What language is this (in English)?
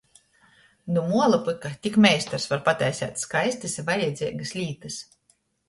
Latgalian